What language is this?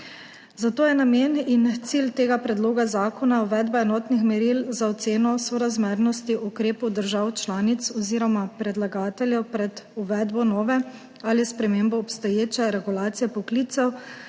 Slovenian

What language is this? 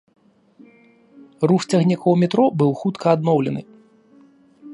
Belarusian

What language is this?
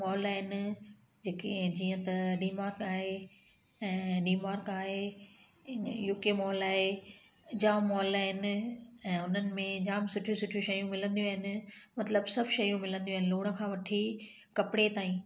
Sindhi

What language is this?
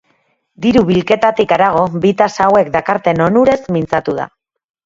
Basque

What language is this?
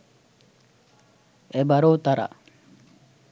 Bangla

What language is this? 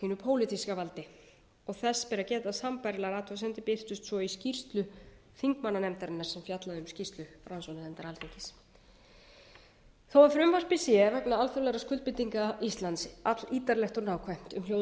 Icelandic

